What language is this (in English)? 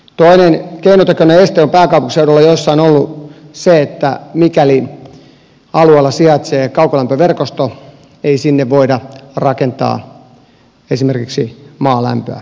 Finnish